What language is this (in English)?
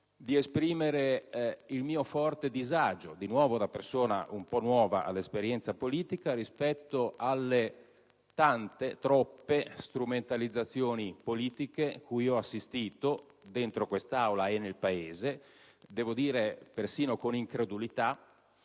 Italian